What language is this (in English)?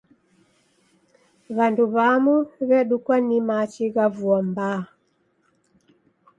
Taita